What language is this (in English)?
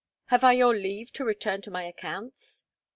English